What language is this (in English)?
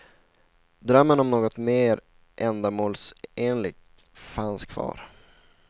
Swedish